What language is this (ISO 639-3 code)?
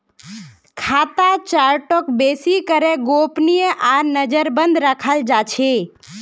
mag